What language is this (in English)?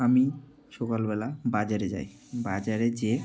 Bangla